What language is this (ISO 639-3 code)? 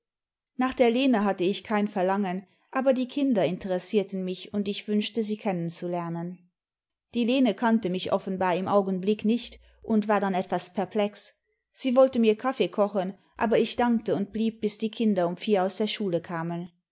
deu